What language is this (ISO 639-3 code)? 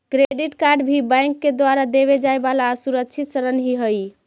mag